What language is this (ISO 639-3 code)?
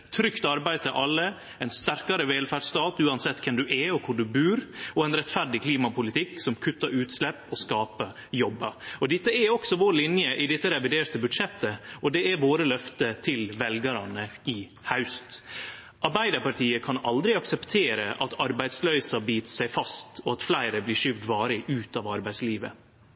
nno